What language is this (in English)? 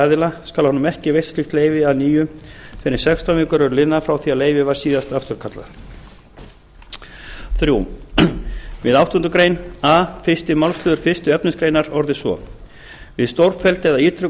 Icelandic